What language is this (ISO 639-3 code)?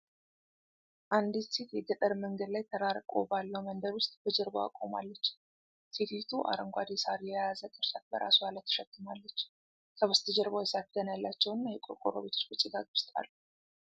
amh